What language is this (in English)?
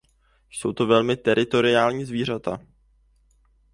Czech